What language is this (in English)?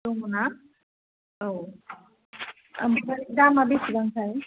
Bodo